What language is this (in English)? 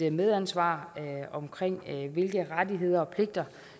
Danish